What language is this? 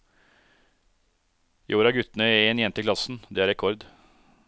Norwegian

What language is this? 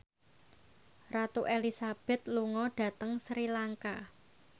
Javanese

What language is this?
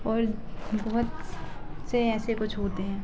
Hindi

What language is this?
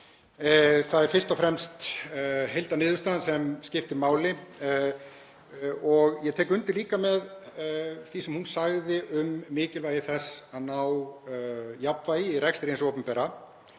Icelandic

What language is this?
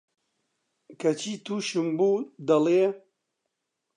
Central Kurdish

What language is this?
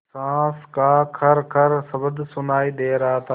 Hindi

